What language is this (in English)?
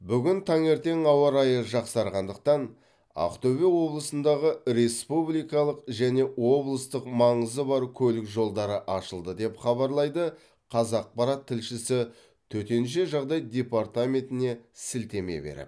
Kazakh